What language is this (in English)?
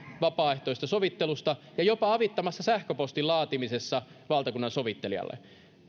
Finnish